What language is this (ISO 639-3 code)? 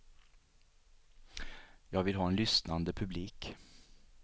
swe